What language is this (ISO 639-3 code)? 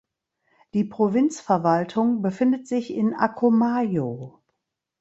deu